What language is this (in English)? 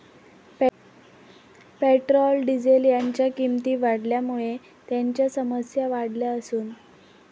Marathi